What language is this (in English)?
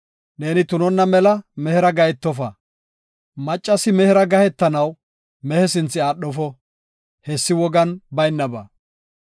Gofa